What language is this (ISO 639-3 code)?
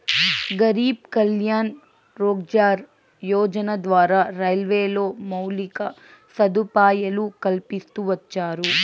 tel